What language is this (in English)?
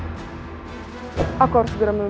Indonesian